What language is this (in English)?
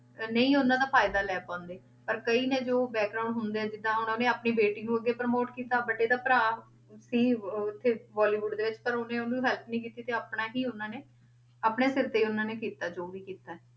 Punjabi